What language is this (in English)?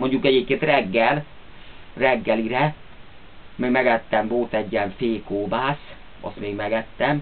Hungarian